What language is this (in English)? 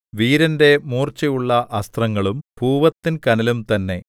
Malayalam